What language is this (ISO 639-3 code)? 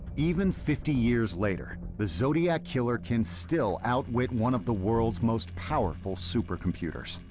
eng